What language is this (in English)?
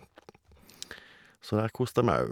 Norwegian